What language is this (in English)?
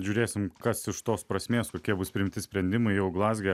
Lithuanian